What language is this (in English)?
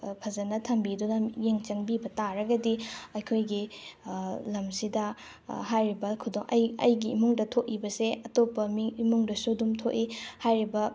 Manipuri